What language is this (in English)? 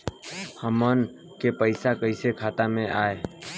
Bhojpuri